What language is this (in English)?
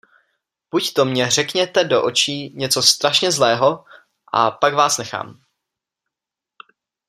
Czech